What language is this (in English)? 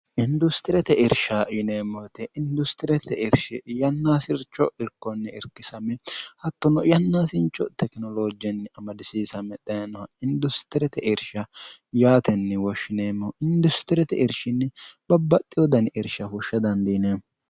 Sidamo